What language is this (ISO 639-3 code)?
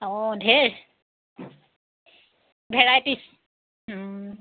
asm